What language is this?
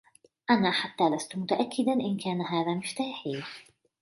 Arabic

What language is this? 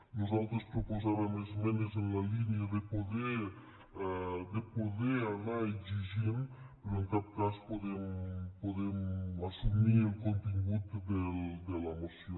Catalan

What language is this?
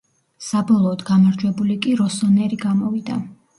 Georgian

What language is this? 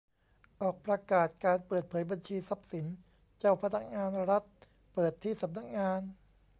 Thai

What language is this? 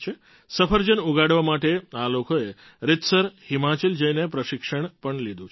Gujarati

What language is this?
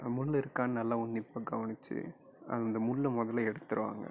Tamil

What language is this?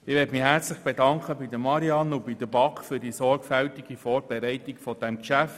Swiss German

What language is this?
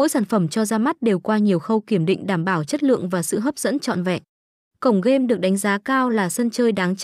Vietnamese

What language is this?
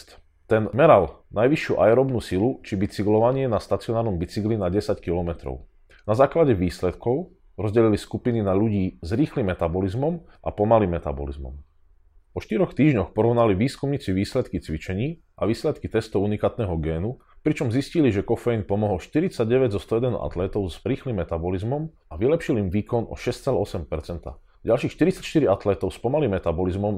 Slovak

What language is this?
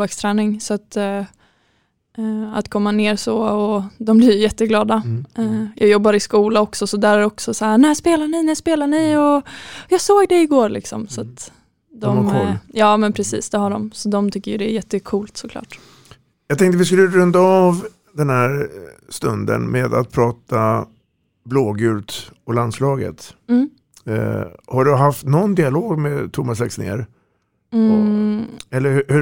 Swedish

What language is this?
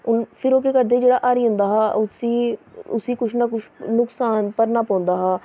Dogri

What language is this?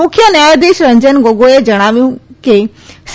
Gujarati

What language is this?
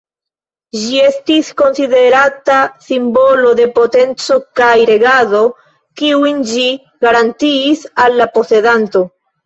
Esperanto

